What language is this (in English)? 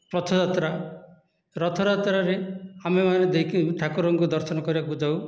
Odia